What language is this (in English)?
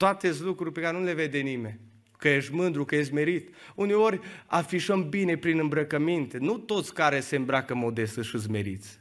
Romanian